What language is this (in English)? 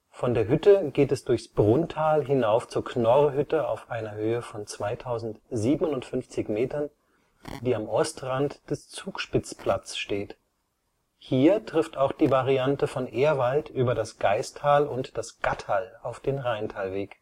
German